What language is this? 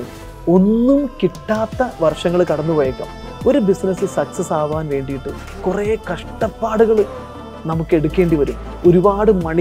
Malayalam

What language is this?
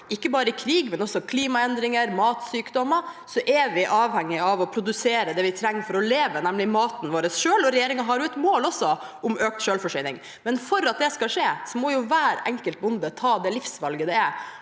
Norwegian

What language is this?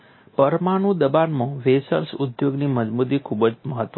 Gujarati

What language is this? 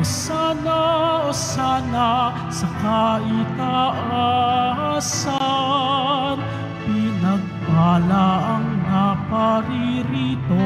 Filipino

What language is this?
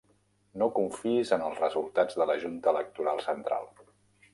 Catalan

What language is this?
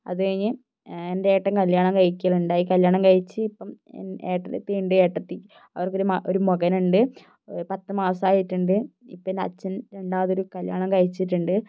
Malayalam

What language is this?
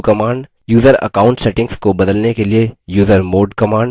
Hindi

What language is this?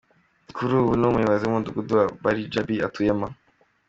Kinyarwanda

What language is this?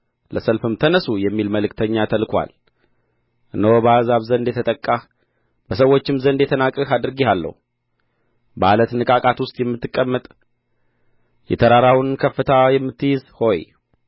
Amharic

